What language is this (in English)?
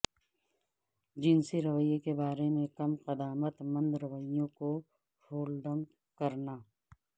Urdu